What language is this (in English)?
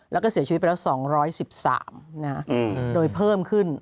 Thai